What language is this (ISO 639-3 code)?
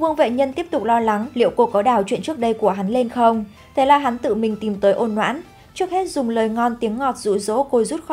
vie